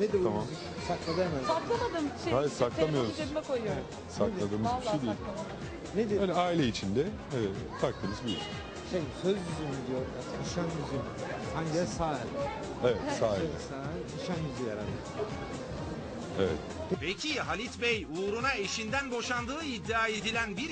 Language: Turkish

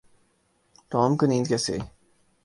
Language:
Urdu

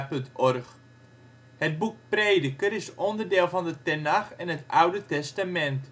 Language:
Dutch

